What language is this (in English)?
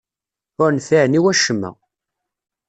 Kabyle